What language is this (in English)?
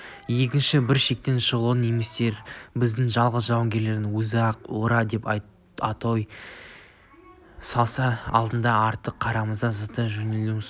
Kazakh